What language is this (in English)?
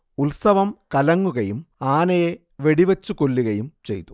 Malayalam